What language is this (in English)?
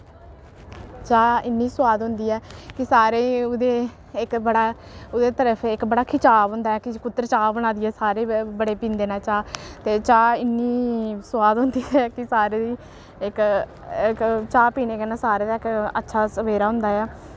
Dogri